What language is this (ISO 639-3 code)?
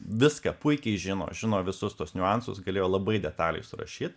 lit